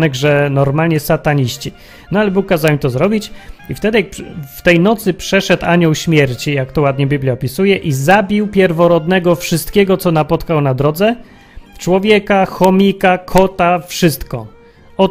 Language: Polish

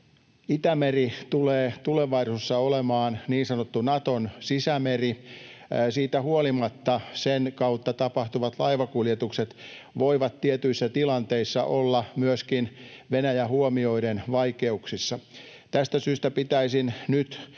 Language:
Finnish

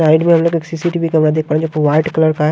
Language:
Hindi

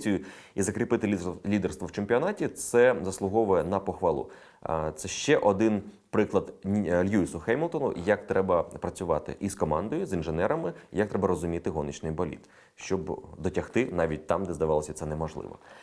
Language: Ukrainian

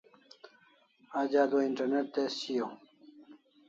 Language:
Kalasha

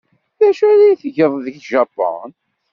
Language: Kabyle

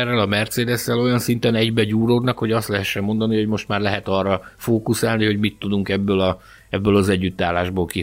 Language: Hungarian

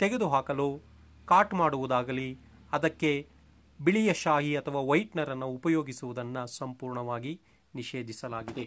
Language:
Kannada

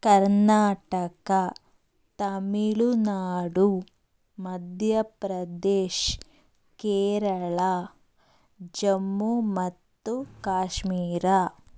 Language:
Kannada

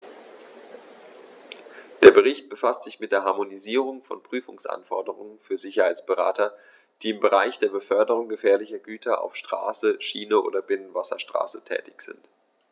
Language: German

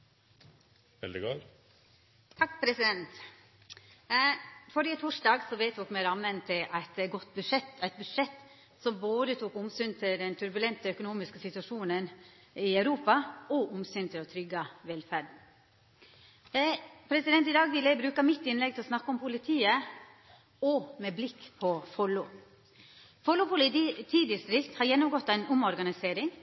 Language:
Norwegian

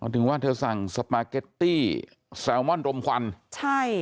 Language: Thai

